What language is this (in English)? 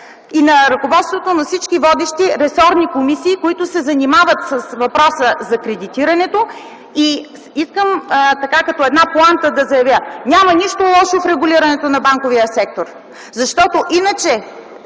Bulgarian